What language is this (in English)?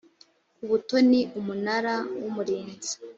Kinyarwanda